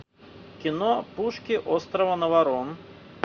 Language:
Russian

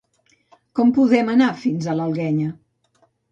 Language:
Catalan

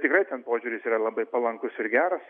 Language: Lithuanian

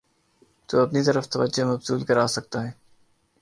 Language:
Urdu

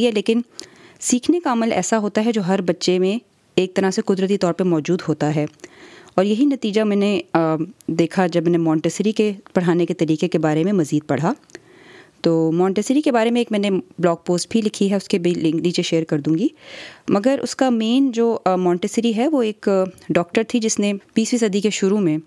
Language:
Urdu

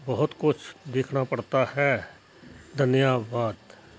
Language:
Punjabi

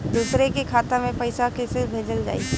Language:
Bhojpuri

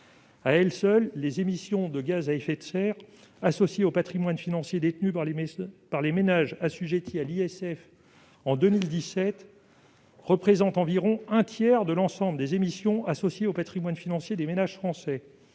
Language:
French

